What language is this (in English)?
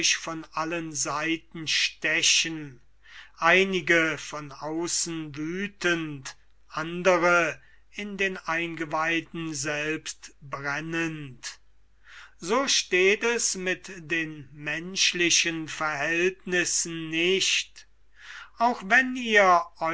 German